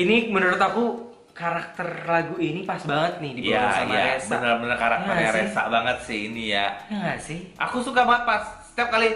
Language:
Indonesian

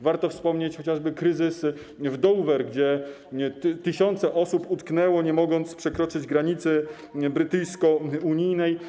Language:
Polish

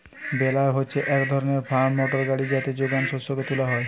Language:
Bangla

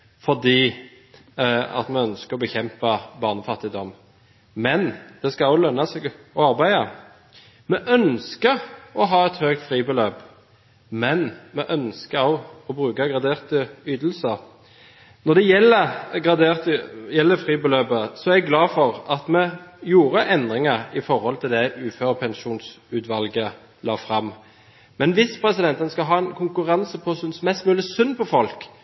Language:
Norwegian Bokmål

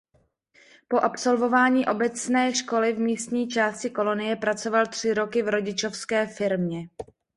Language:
Czech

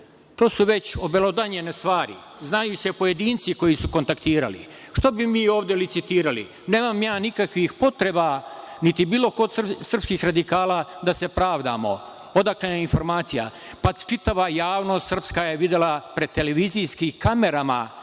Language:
Serbian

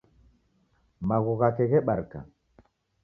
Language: Taita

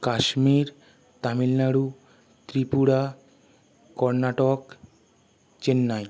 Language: Bangla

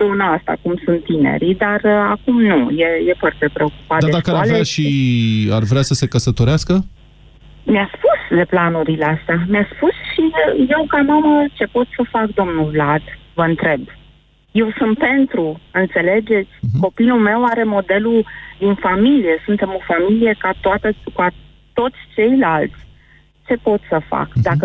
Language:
Romanian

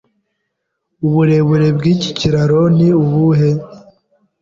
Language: Kinyarwanda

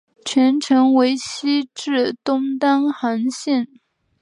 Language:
Chinese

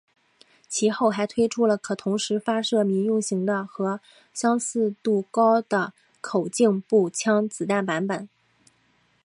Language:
Chinese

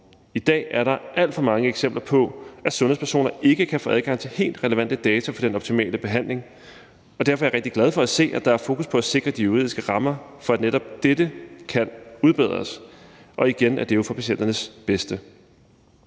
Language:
Danish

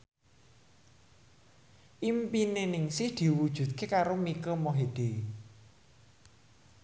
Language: Javanese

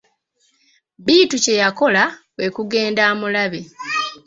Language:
Ganda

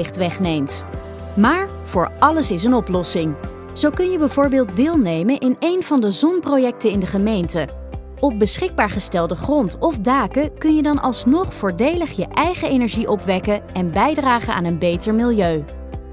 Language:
Dutch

